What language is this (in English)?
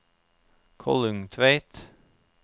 Norwegian